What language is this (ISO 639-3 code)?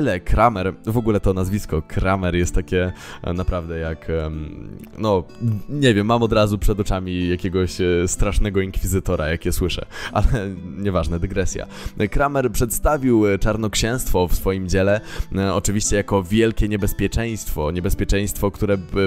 pol